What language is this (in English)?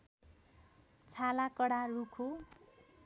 Nepali